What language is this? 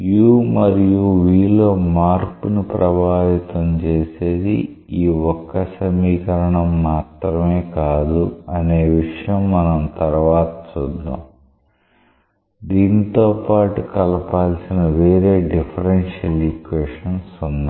Telugu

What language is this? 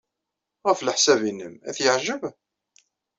Kabyle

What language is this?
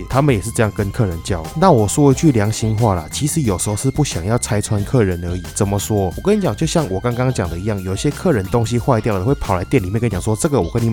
Chinese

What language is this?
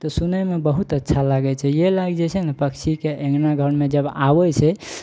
Maithili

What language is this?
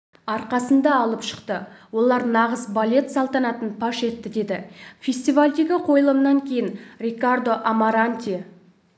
Kazakh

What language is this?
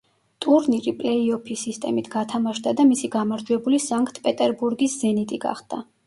Georgian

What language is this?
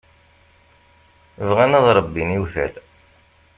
Kabyle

